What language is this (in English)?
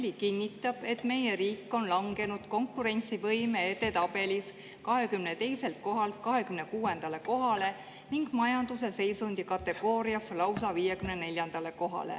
Estonian